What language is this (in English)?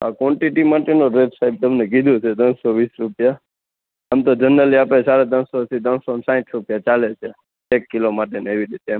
Gujarati